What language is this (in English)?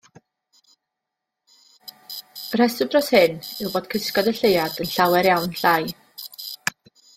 Welsh